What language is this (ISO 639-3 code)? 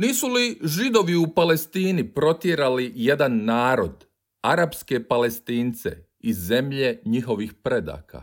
hrv